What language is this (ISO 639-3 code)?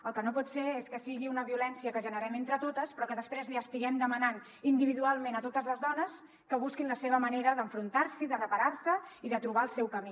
cat